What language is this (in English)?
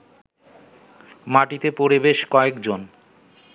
Bangla